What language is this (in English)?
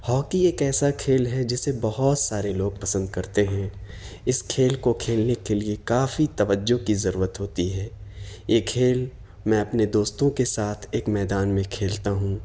Urdu